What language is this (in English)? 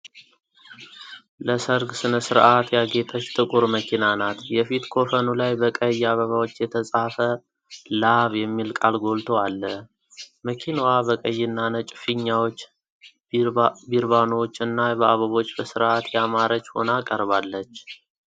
Amharic